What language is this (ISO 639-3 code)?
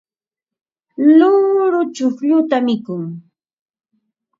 qva